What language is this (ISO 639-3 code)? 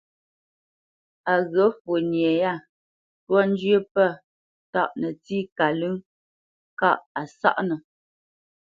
bce